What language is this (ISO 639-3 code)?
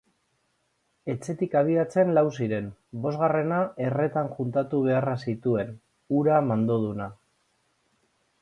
eus